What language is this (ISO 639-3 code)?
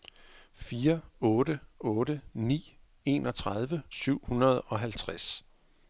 dan